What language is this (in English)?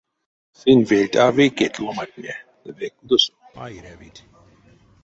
Erzya